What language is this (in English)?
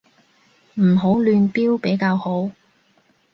Cantonese